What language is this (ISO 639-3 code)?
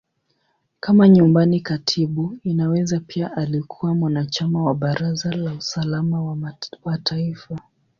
swa